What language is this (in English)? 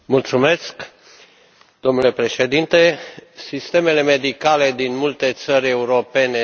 Romanian